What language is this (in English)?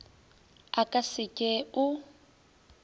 Northern Sotho